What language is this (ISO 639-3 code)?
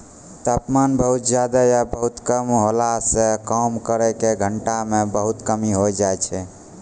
mai